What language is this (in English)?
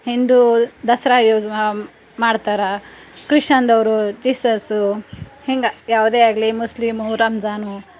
Kannada